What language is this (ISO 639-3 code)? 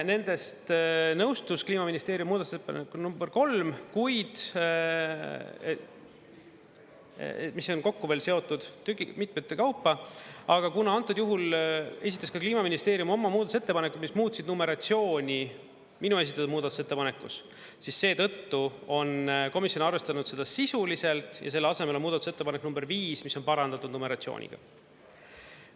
est